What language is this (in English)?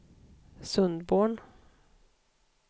Swedish